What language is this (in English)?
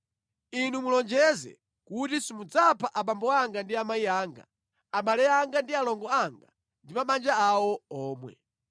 Nyanja